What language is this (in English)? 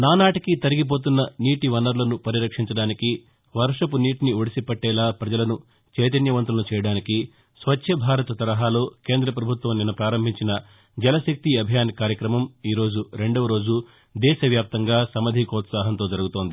Telugu